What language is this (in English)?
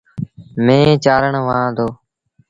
Sindhi Bhil